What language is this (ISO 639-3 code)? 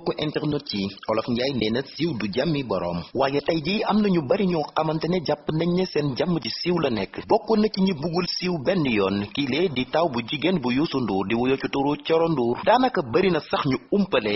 fra